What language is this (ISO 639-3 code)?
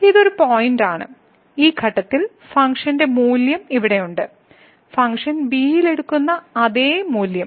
mal